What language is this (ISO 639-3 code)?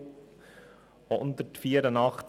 gsw